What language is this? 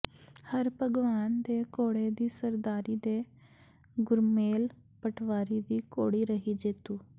Punjabi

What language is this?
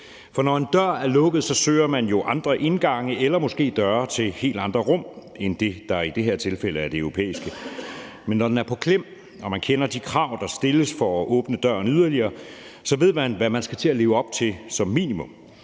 Danish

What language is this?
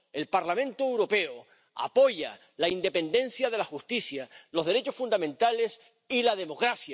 Spanish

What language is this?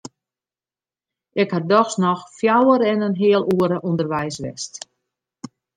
Western Frisian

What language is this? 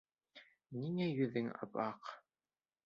Bashkir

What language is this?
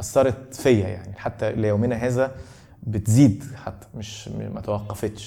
Arabic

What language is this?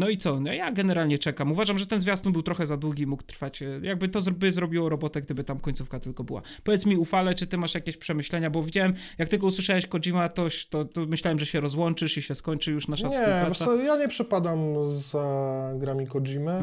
Polish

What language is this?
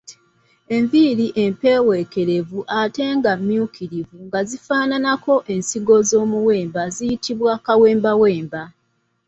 Ganda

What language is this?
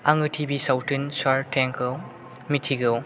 Bodo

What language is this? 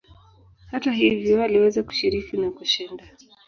Swahili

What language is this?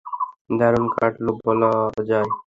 Bangla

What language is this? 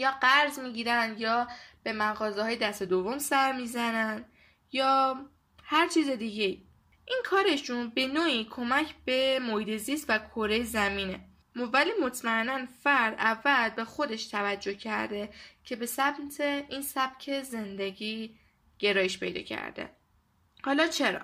Persian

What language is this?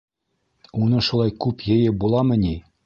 Bashkir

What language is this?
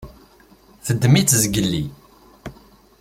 Kabyle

